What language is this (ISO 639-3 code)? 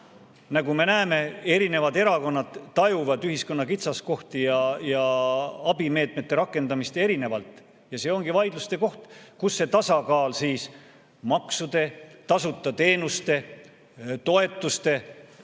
est